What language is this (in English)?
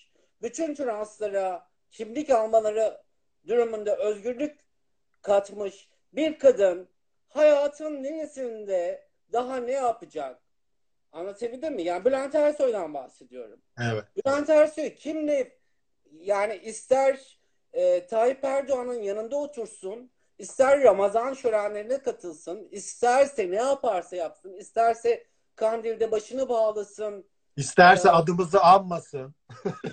Turkish